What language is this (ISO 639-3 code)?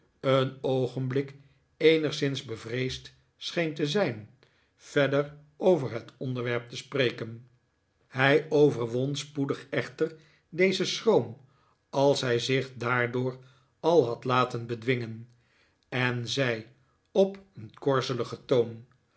nld